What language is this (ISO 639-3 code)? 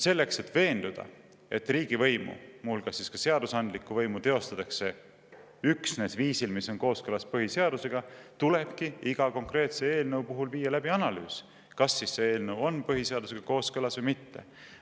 est